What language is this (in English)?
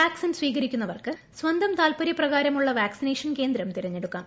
Malayalam